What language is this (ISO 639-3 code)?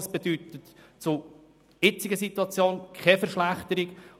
gsw